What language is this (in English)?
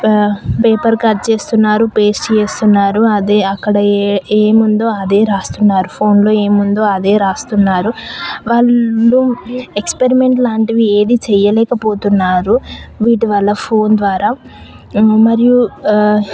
Telugu